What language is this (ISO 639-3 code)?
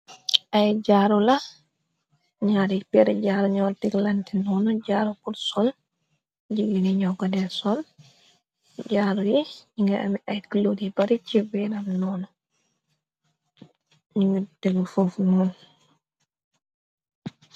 wol